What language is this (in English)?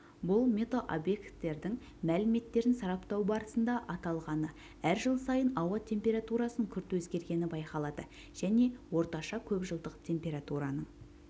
Kazakh